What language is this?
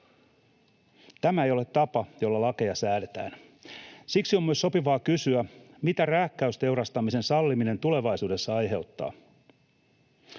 Finnish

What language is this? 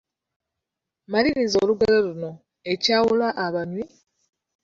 Ganda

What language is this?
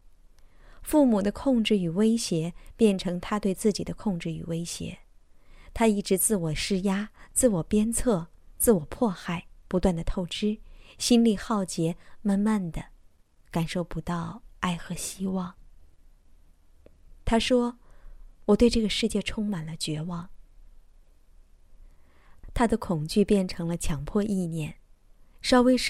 Chinese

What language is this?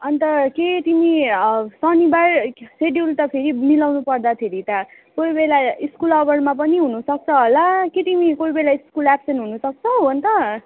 Nepali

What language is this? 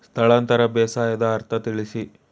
Kannada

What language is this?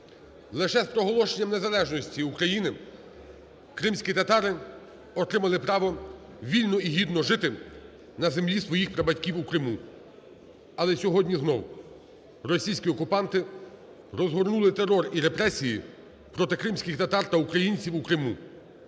Ukrainian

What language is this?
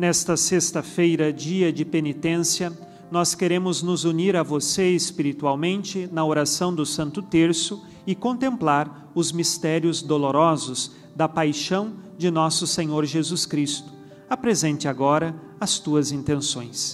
Portuguese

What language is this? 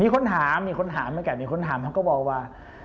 Thai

